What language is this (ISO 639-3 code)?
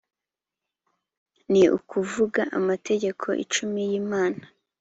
kin